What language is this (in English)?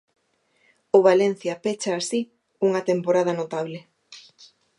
Galician